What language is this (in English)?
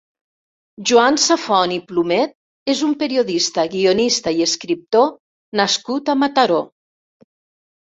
Catalan